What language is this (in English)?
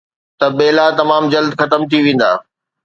Sindhi